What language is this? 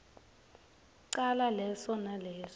Swati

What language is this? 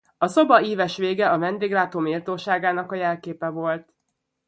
Hungarian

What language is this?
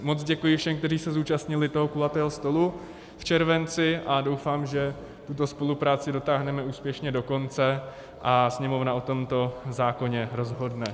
Czech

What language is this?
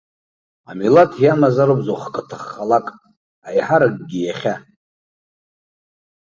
Abkhazian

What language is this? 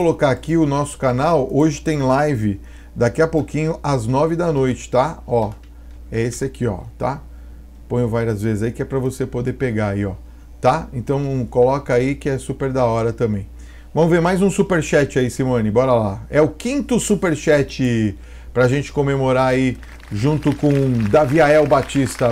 Portuguese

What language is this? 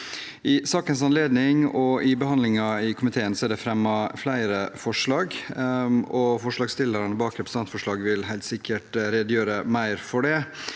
Norwegian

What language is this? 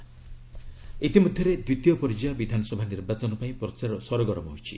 Odia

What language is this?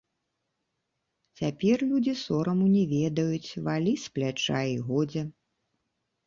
Belarusian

